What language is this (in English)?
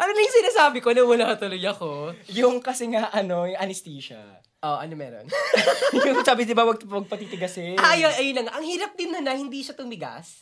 Filipino